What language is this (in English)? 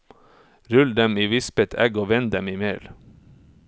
Norwegian